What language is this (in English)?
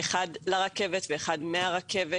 Hebrew